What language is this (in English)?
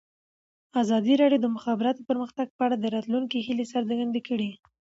Pashto